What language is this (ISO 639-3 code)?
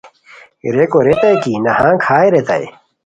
khw